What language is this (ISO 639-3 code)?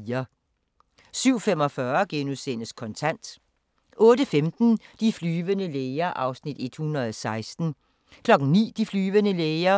dan